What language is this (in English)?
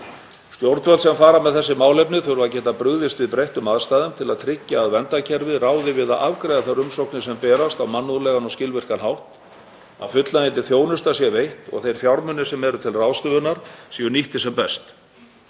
Icelandic